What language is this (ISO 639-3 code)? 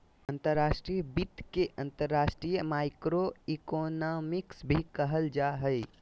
mag